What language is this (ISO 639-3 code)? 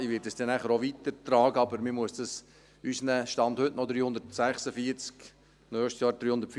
gsw